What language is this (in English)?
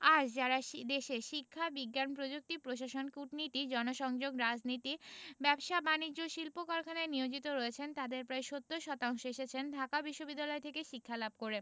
Bangla